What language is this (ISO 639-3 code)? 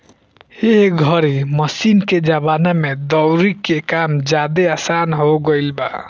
bho